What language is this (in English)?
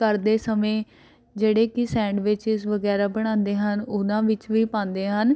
Punjabi